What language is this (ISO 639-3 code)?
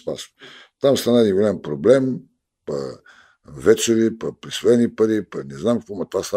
bul